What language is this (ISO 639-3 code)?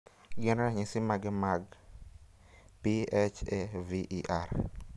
luo